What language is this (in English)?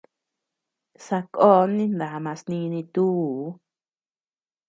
Tepeuxila Cuicatec